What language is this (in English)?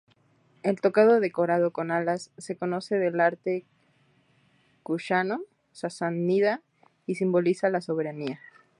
Spanish